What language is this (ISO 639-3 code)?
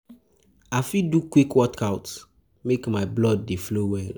pcm